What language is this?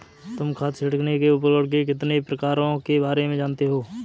Hindi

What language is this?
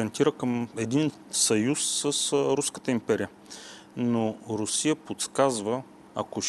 Bulgarian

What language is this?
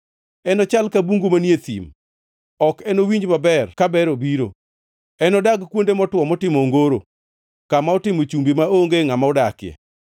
Luo (Kenya and Tanzania)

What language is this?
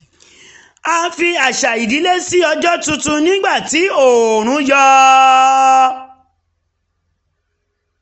Yoruba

